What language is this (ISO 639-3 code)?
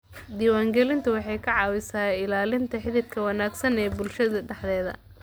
som